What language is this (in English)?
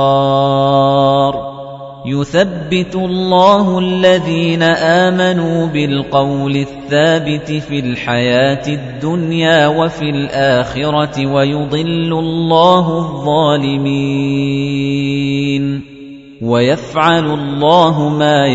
Arabic